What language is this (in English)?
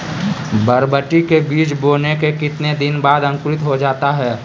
Magahi